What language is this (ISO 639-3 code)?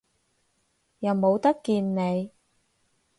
yue